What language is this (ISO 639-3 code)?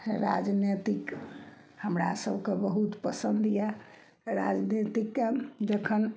mai